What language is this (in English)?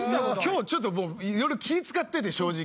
Japanese